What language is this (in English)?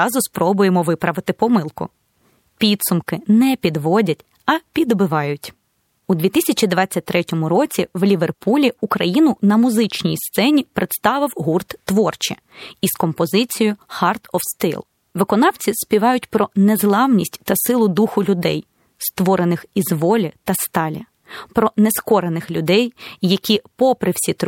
Ukrainian